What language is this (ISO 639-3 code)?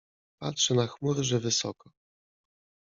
pol